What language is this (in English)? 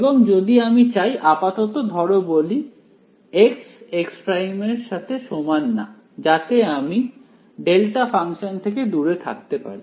Bangla